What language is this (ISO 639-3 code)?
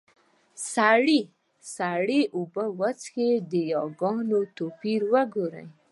pus